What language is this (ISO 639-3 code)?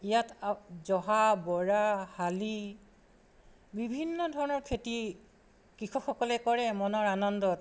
asm